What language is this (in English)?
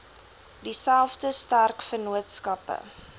Afrikaans